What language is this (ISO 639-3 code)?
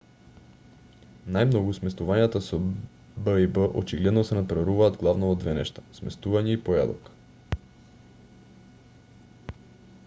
mkd